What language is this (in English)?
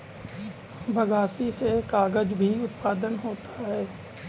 Hindi